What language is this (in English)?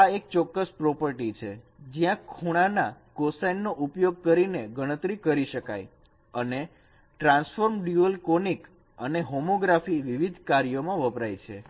Gujarati